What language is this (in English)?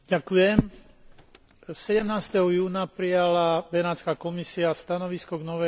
Slovak